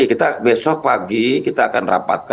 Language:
Indonesian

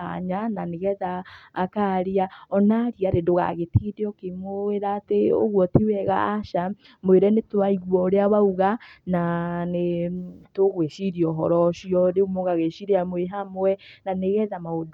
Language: Kikuyu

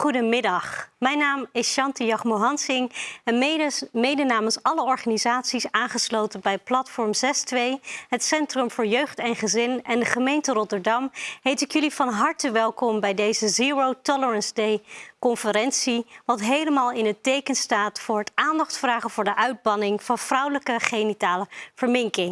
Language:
Dutch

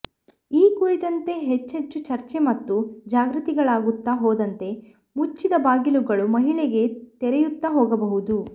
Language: Kannada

